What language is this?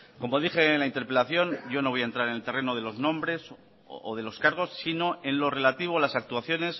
Spanish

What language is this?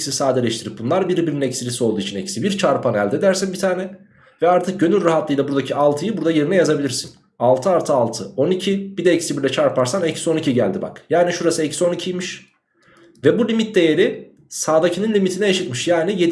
Turkish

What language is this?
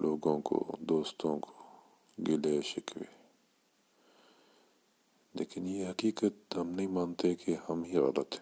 Urdu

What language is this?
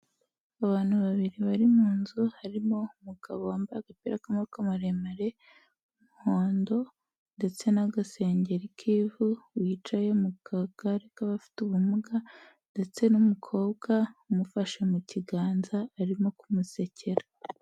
Kinyarwanda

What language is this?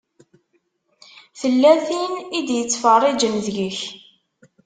Kabyle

